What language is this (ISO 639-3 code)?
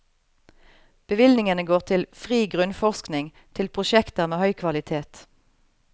nor